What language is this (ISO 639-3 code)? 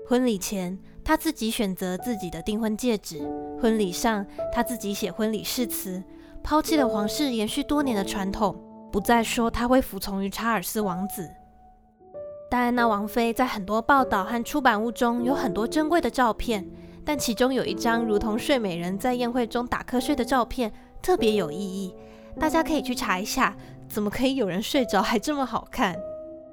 zho